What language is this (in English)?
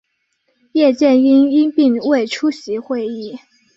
Chinese